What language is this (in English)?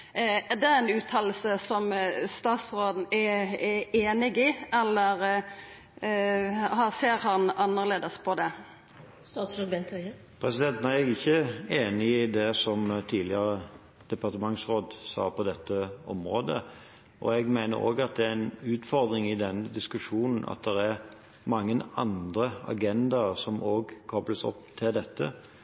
Norwegian